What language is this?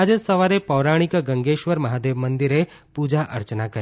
Gujarati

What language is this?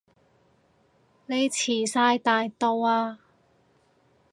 Cantonese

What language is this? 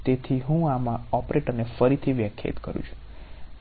Gujarati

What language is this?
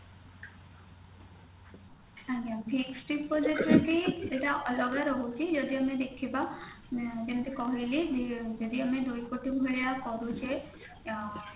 Odia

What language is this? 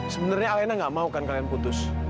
Indonesian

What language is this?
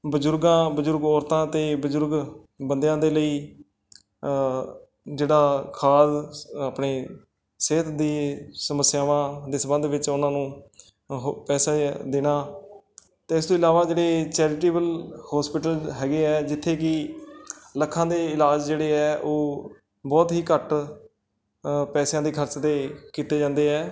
Punjabi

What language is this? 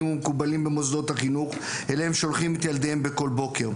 Hebrew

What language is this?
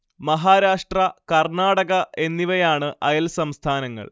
Malayalam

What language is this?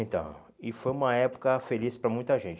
Portuguese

